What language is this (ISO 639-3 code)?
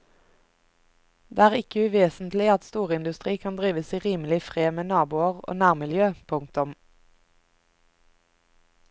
nor